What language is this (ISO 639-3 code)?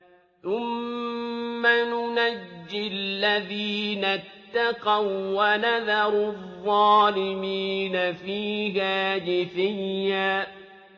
ara